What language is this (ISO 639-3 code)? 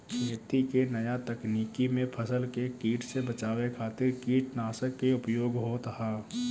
bho